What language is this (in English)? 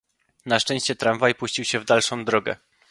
Polish